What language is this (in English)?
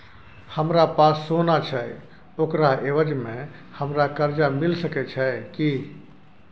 Maithili